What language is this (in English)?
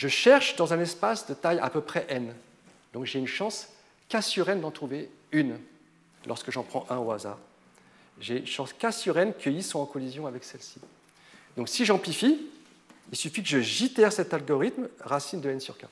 French